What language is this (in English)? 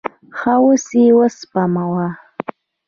Pashto